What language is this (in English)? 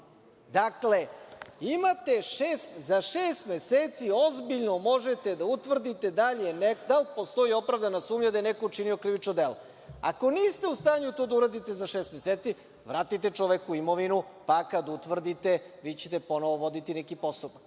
Serbian